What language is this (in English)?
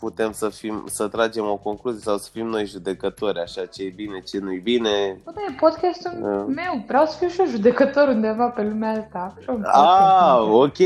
Romanian